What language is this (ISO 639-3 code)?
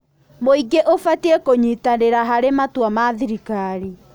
kik